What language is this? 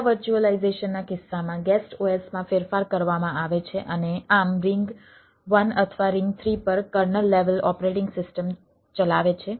Gujarati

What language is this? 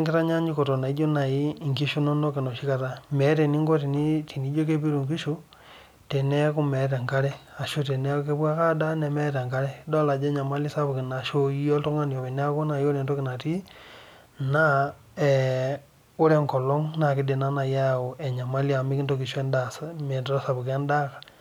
Masai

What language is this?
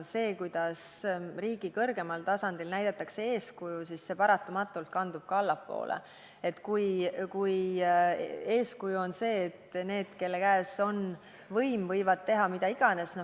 Estonian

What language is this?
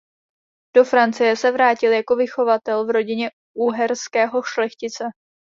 Czech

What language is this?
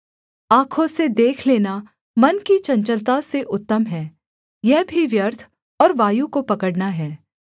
Hindi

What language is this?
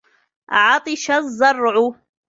Arabic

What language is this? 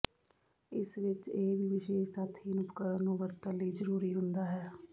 Punjabi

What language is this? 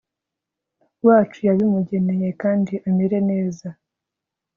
Kinyarwanda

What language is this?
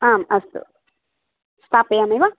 Sanskrit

